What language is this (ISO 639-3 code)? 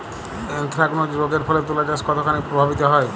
ben